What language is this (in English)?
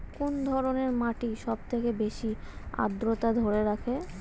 Bangla